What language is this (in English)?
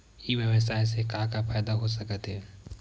Chhattisgarhi